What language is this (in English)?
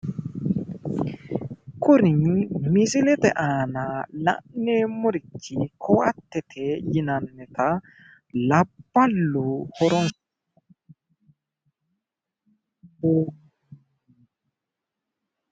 Sidamo